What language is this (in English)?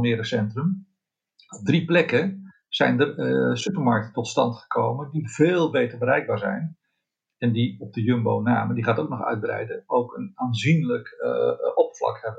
Dutch